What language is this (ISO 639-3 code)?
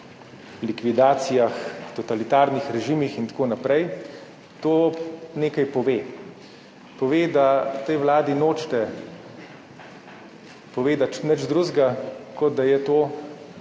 slv